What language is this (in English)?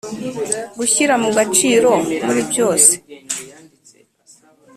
Kinyarwanda